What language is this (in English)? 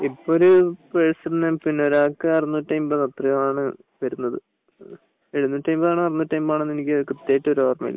Malayalam